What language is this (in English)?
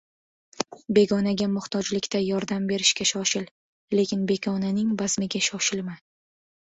Uzbek